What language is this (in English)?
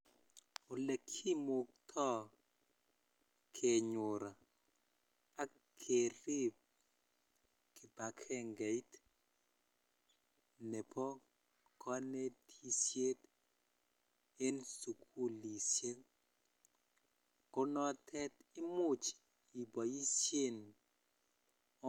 Kalenjin